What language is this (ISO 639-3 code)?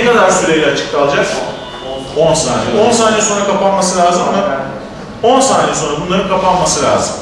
tur